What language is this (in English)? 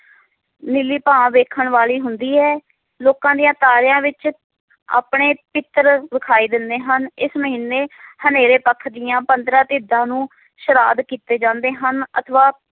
Punjabi